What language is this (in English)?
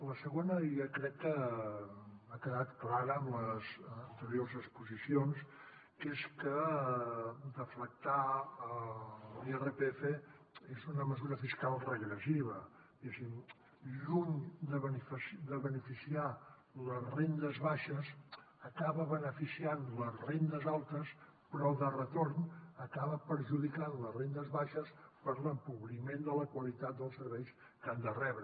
Catalan